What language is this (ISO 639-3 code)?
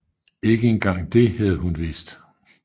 dan